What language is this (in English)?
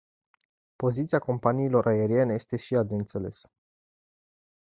Romanian